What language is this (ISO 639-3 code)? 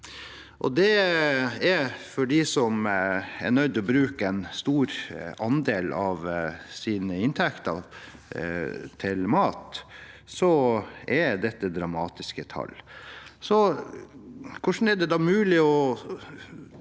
nor